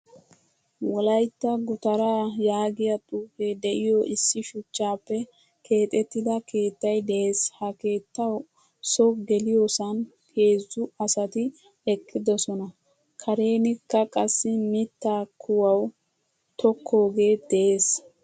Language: Wolaytta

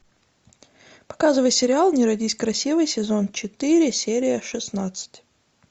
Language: Russian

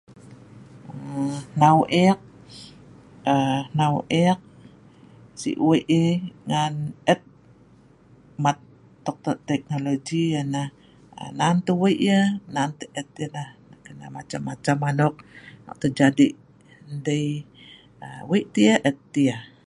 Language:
Sa'ban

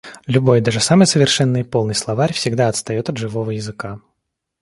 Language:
Russian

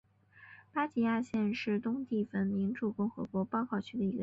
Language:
Chinese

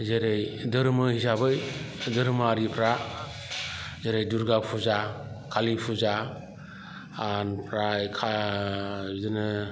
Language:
Bodo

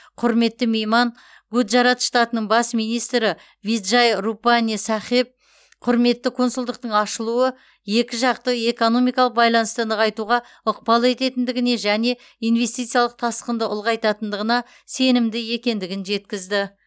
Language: Kazakh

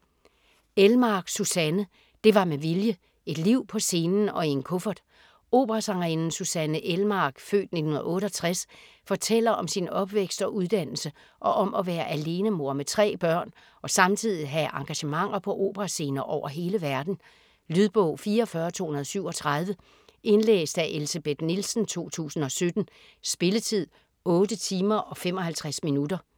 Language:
Danish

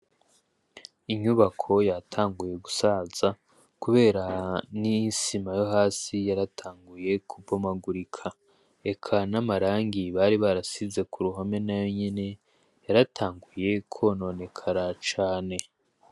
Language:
Rundi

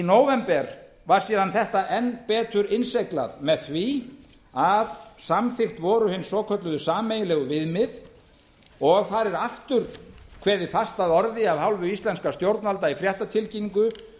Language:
Icelandic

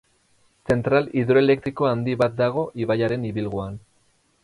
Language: Basque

